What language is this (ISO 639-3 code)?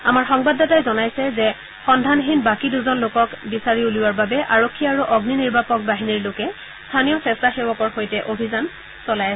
asm